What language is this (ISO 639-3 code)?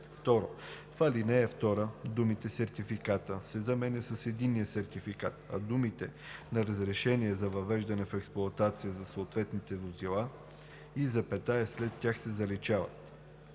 bul